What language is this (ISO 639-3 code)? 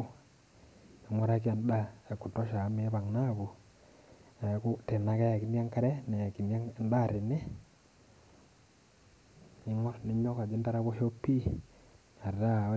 mas